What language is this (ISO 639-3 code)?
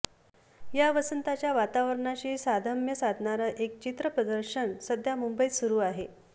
mar